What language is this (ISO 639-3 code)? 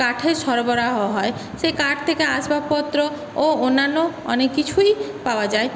ben